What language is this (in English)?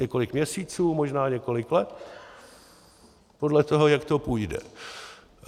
Czech